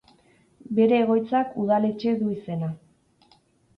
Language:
Basque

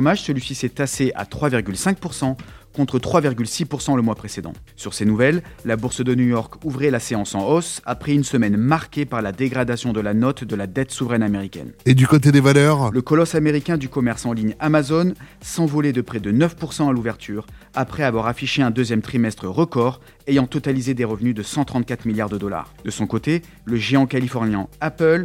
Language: French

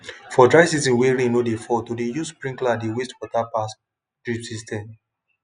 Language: Nigerian Pidgin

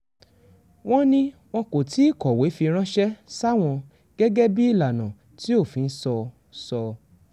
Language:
Yoruba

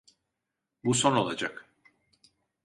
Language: Turkish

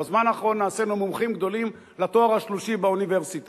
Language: Hebrew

